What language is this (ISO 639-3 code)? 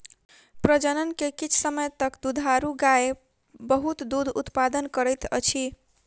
mai